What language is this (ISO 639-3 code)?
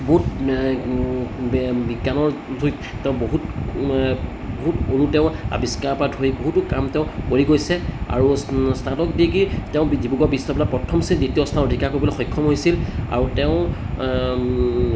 asm